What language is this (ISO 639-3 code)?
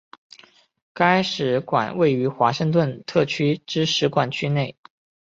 zho